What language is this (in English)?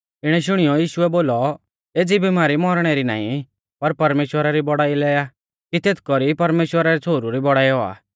Mahasu Pahari